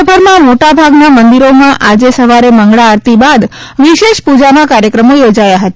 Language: Gujarati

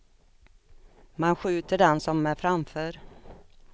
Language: Swedish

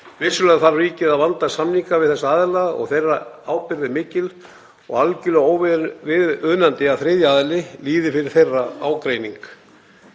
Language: Icelandic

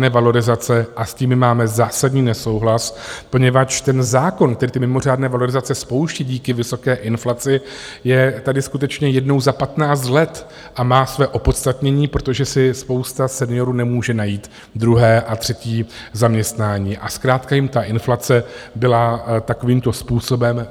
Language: Czech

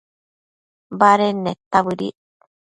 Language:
Matsés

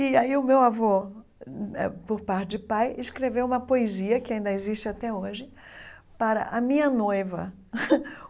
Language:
Portuguese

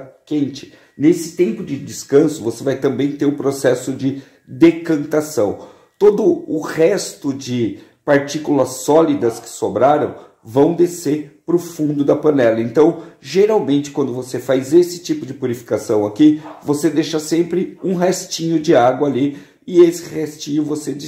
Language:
Portuguese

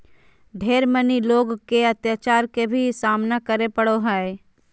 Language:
Magahi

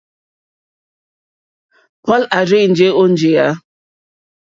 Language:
Mokpwe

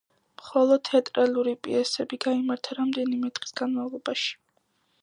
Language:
Georgian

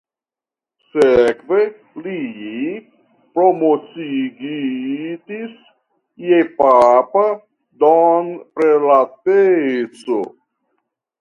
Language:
Esperanto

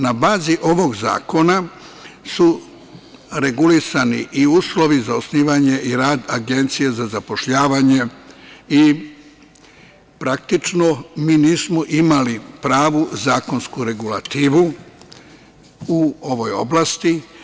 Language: Serbian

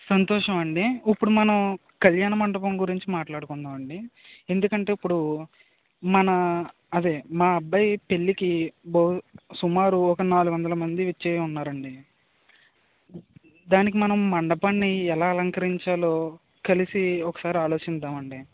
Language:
Telugu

